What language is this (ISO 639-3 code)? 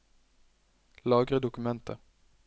nor